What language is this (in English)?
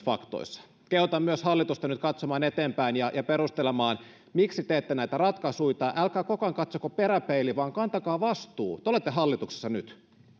Finnish